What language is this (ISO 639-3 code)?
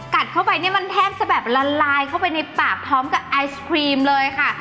tha